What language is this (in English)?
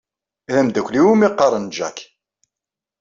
Kabyle